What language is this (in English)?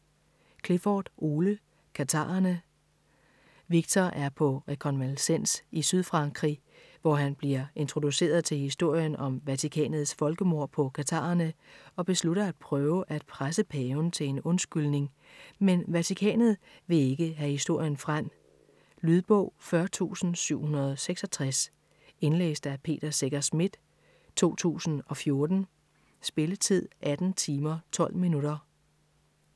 Danish